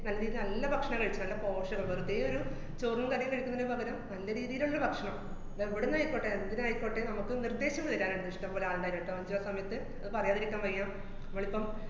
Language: Malayalam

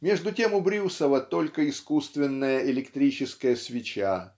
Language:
Russian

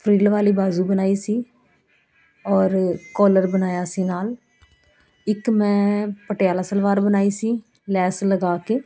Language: Punjabi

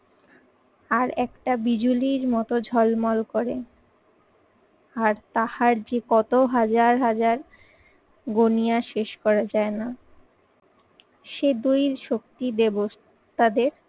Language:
Bangla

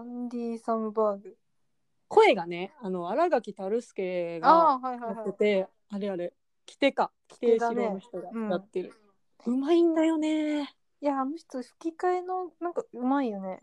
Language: Japanese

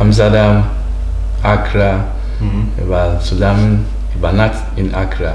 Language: German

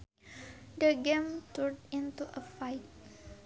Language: Sundanese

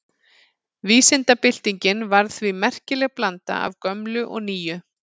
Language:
Icelandic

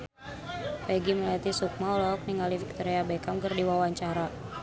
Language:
Sundanese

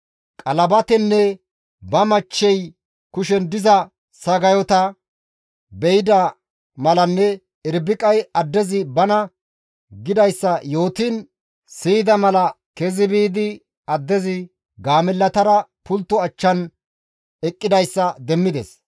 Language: Gamo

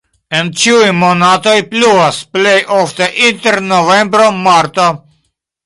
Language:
Esperanto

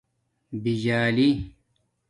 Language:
Domaaki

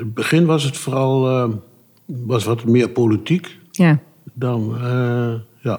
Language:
Dutch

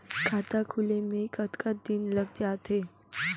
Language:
Chhattisgarhi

